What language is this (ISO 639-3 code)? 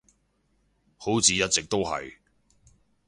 yue